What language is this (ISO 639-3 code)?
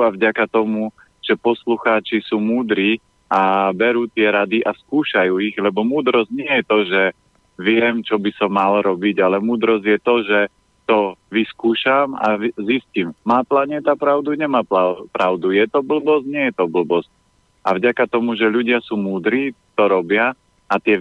slk